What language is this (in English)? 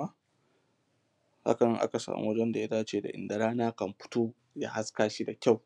Hausa